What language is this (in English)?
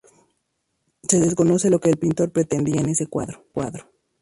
Spanish